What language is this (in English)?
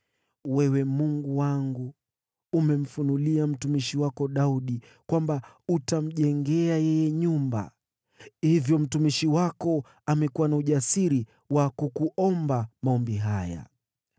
Swahili